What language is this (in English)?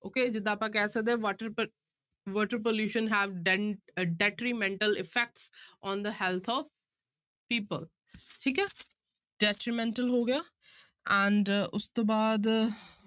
Punjabi